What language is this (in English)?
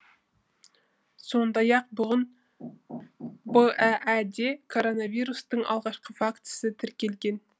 Kazakh